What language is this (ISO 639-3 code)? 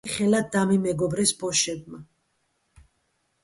kat